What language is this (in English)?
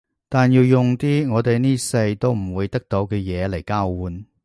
Cantonese